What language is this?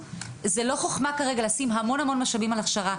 Hebrew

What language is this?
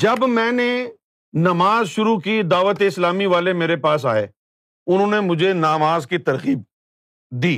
Urdu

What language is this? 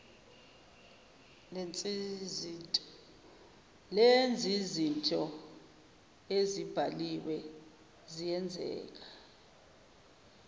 Zulu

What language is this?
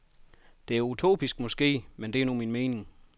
Danish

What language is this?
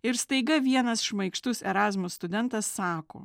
Lithuanian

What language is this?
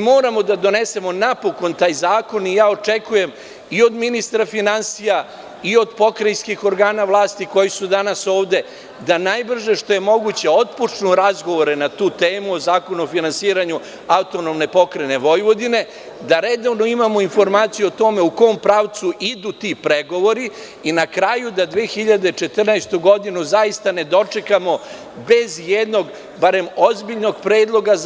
Serbian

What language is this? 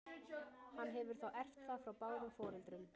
Icelandic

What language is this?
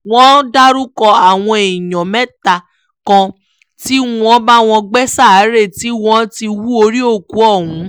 Yoruba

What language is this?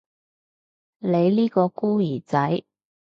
Cantonese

